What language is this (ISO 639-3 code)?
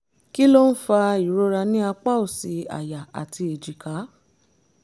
yor